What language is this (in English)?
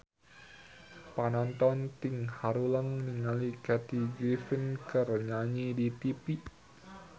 Sundanese